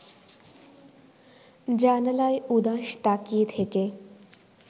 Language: Bangla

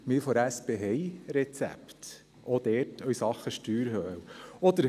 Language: Swiss German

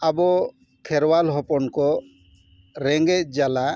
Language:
Santali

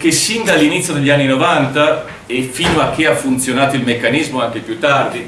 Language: Italian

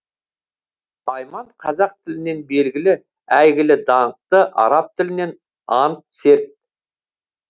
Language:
Kazakh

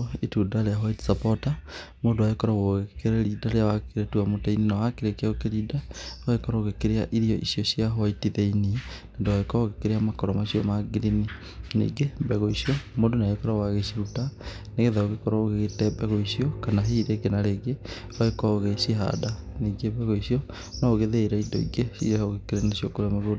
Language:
Kikuyu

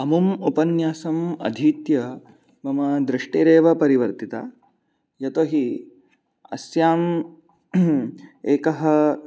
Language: Sanskrit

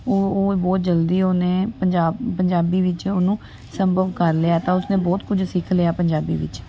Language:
Punjabi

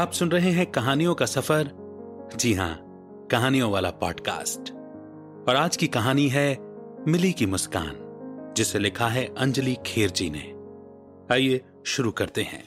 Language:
Hindi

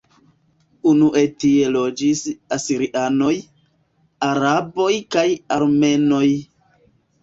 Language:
Esperanto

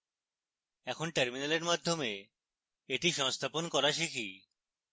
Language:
Bangla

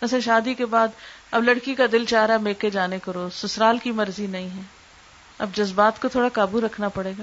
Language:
Urdu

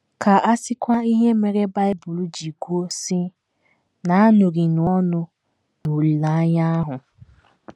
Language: Igbo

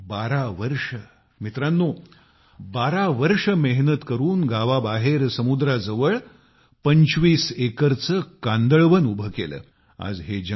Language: Marathi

